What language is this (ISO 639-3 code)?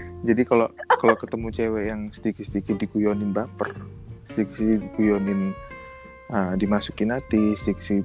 ind